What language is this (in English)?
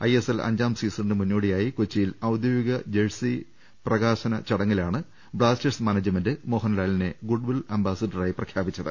Malayalam